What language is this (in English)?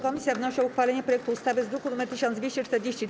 Polish